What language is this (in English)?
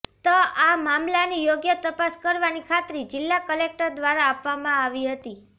Gujarati